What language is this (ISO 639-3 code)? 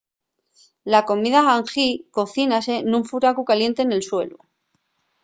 ast